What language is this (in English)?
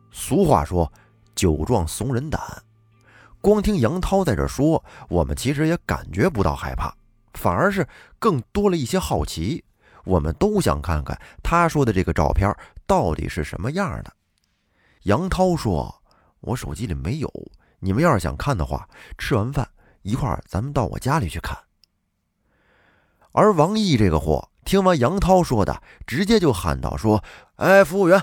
Chinese